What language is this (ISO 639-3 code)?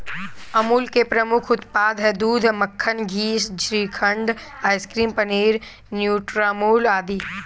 hin